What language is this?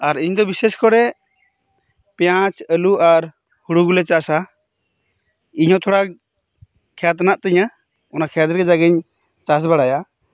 Santali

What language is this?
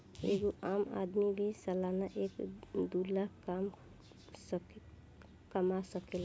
Bhojpuri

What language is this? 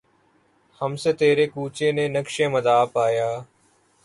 Urdu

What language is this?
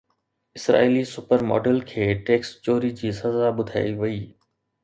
Sindhi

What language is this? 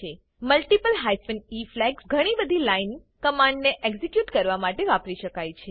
Gujarati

